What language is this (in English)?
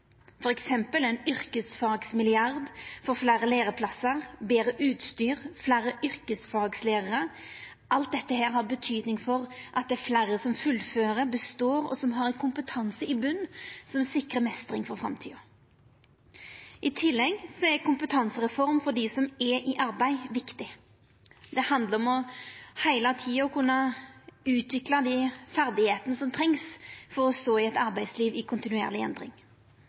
Norwegian Nynorsk